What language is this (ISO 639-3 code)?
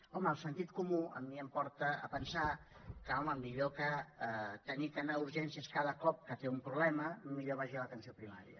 cat